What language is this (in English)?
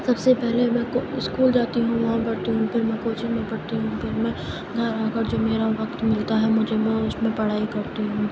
Urdu